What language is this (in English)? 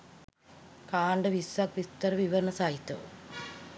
Sinhala